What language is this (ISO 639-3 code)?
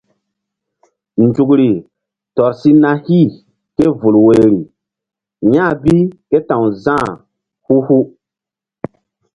mdd